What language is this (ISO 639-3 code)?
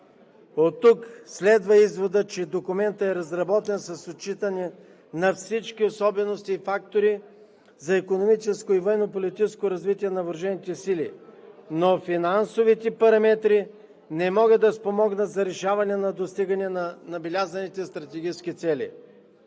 bul